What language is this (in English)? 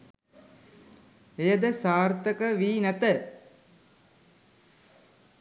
Sinhala